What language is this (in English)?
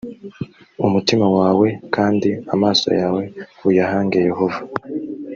Kinyarwanda